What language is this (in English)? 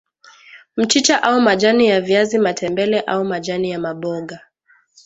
Swahili